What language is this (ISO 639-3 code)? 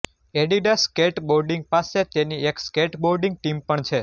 guj